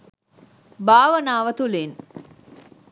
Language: Sinhala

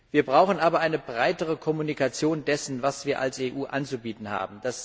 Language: German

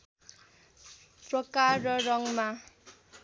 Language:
Nepali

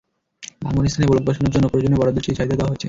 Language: Bangla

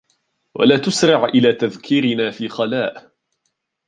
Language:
Arabic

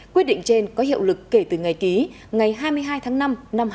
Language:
Vietnamese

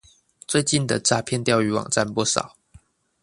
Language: Chinese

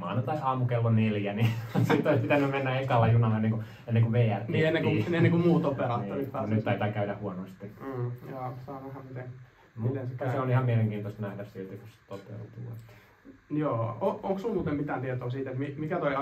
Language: Finnish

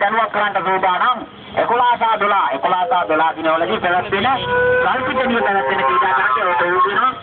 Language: Indonesian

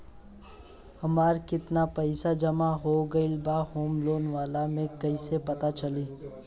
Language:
Bhojpuri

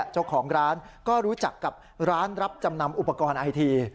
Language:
Thai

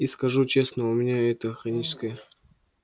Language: Russian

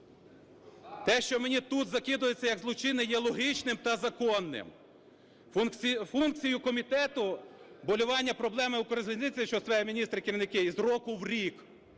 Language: Ukrainian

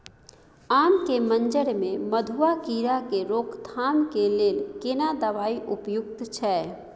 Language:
Maithili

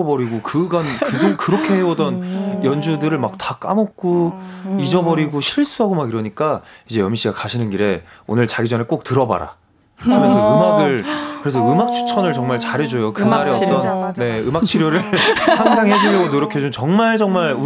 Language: Korean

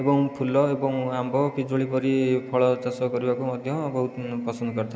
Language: Odia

